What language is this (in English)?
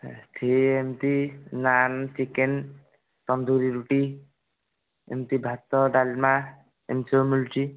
Odia